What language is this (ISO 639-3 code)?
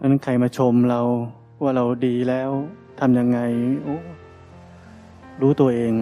tha